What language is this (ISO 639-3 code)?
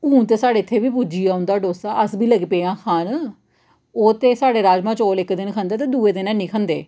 doi